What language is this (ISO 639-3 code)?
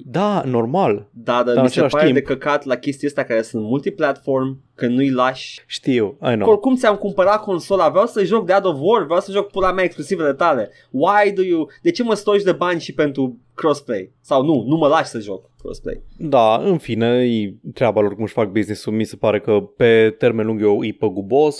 ron